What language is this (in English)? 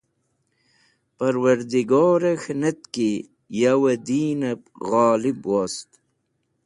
Wakhi